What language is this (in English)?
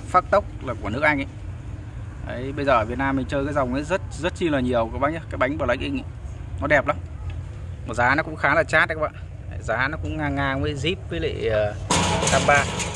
Vietnamese